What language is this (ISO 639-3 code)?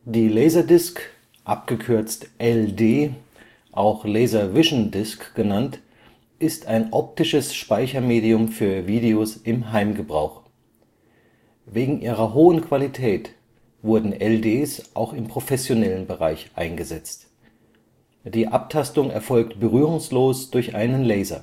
deu